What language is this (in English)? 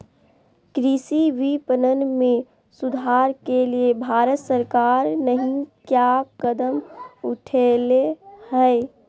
Magahi